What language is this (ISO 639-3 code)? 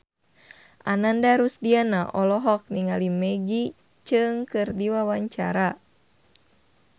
sun